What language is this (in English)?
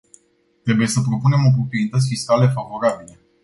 Romanian